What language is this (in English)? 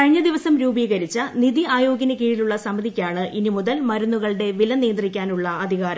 Malayalam